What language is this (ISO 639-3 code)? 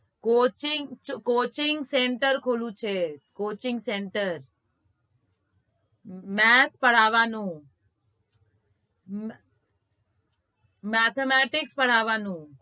guj